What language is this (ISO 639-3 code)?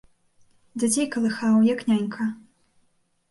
bel